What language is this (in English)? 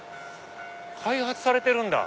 Japanese